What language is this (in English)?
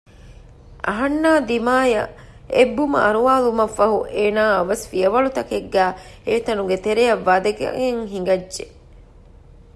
Divehi